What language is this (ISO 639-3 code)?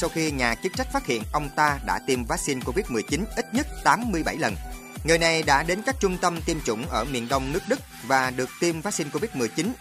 vie